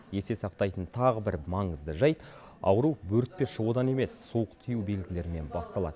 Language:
Kazakh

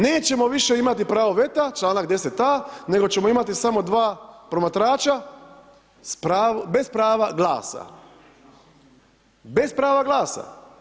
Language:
Croatian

